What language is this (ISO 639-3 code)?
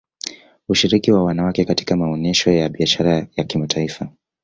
swa